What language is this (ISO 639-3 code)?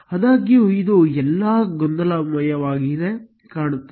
kan